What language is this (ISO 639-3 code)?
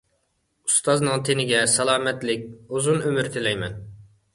uig